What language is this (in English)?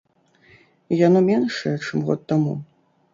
Belarusian